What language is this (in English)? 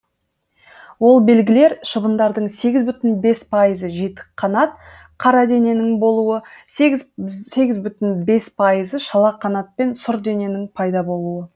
Kazakh